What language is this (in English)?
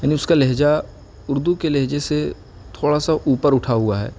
Urdu